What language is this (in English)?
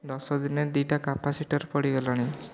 Odia